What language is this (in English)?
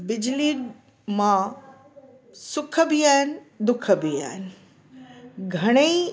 Sindhi